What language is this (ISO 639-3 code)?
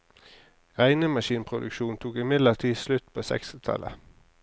nor